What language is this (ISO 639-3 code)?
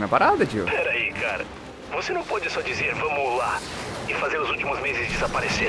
por